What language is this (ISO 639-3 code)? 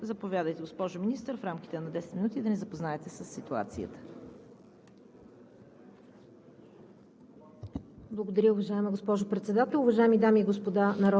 bul